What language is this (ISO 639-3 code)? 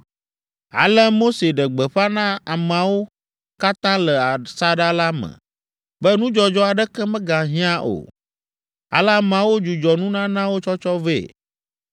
ewe